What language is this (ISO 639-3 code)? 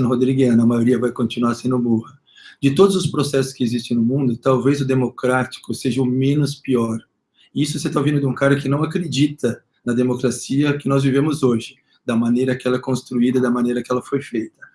por